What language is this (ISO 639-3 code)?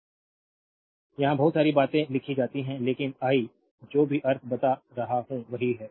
hin